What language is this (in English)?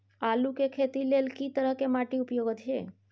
Maithili